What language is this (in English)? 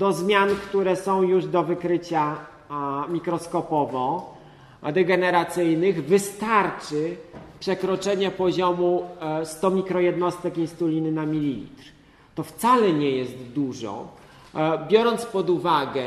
Polish